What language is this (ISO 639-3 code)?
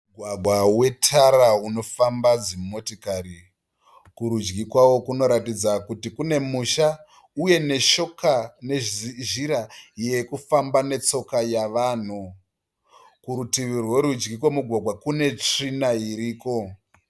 sna